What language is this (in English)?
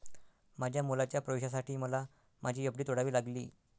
Marathi